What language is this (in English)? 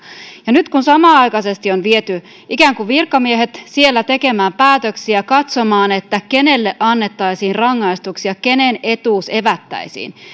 Finnish